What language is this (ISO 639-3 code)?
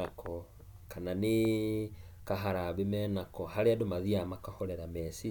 kik